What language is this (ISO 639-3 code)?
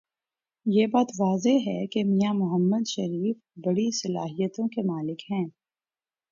urd